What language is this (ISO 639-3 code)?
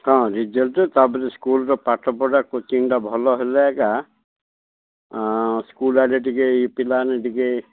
ori